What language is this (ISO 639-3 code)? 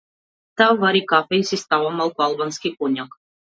mkd